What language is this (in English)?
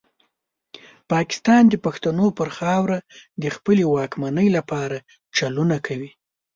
Pashto